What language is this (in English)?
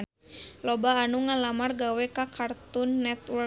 Sundanese